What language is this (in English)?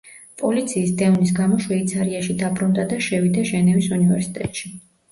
Georgian